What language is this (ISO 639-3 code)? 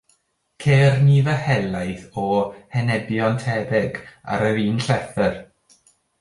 cym